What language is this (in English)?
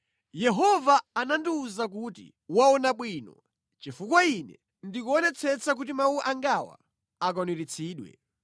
Nyanja